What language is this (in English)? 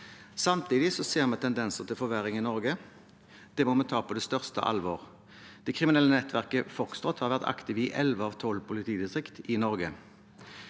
Norwegian